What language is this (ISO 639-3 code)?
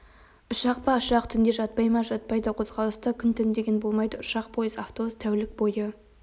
kaz